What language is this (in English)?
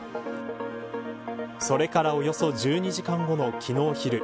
Japanese